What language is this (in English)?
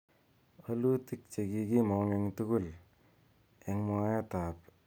Kalenjin